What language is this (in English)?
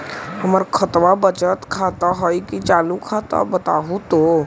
Magahi